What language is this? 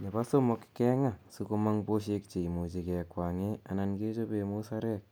Kalenjin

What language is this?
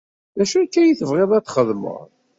Kabyle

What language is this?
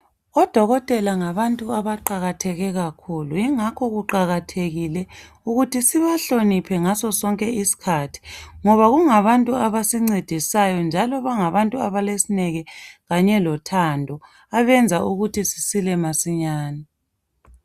North Ndebele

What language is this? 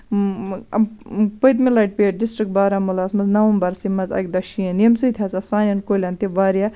Kashmiri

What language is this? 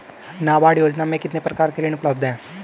Hindi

